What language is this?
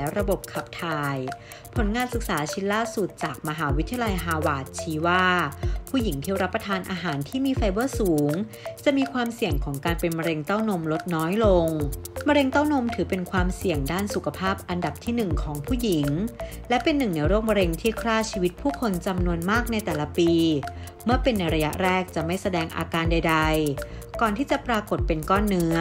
Thai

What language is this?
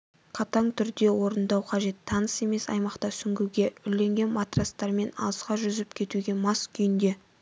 Kazakh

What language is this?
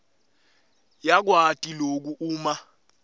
Swati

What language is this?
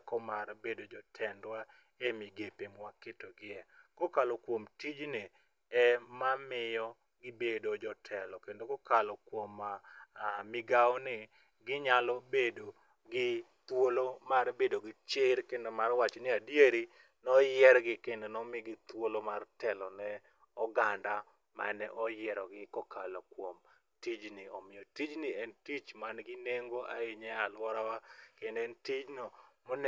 Luo (Kenya and Tanzania)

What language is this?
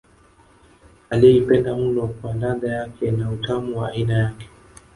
Swahili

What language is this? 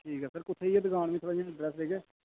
Dogri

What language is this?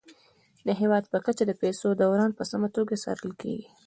Pashto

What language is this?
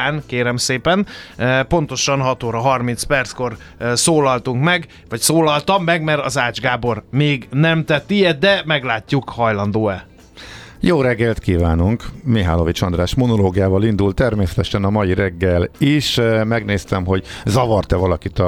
Hungarian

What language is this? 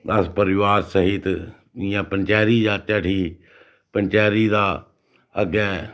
Dogri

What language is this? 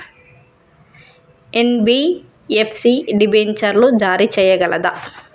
Telugu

